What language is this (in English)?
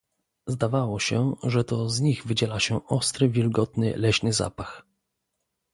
Polish